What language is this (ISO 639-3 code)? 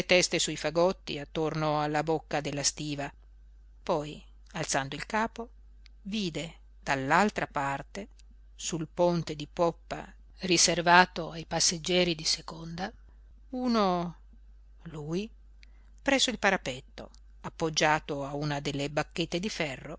ita